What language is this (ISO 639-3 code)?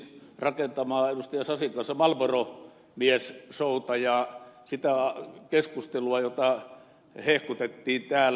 fin